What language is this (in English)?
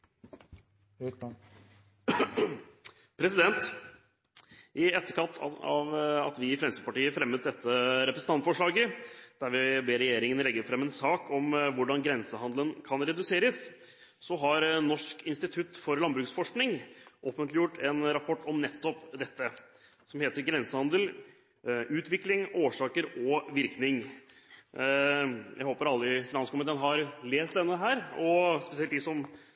Norwegian Bokmål